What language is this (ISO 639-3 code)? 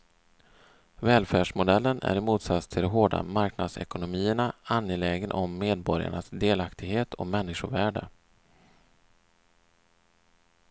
swe